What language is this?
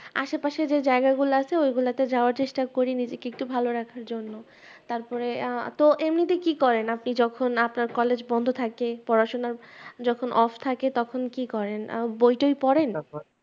Bangla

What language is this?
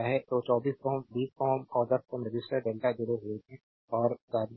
Hindi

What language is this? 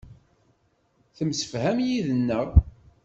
Kabyle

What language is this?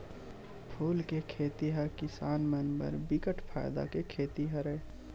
Chhattisgarhi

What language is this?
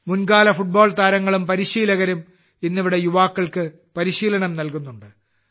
Malayalam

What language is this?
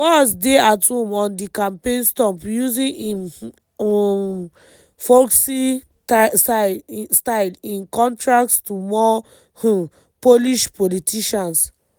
Nigerian Pidgin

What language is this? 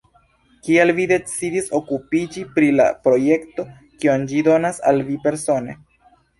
Esperanto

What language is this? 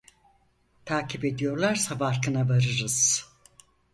Turkish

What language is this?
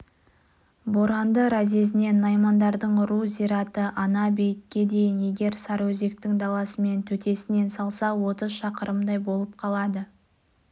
Kazakh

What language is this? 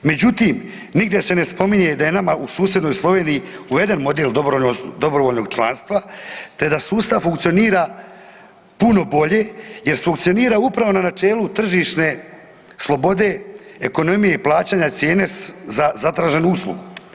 Croatian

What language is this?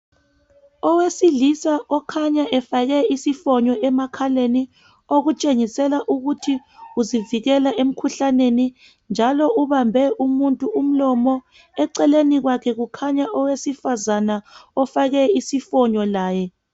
North Ndebele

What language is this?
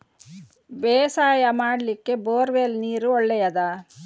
Kannada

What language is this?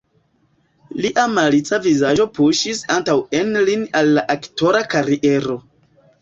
Esperanto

